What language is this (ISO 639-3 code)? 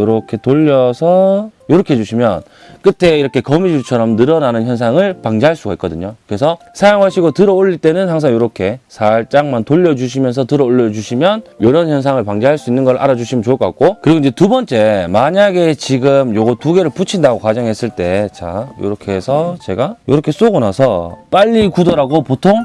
kor